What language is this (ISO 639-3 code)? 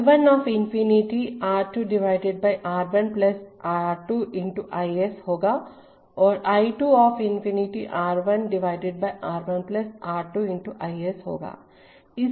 hin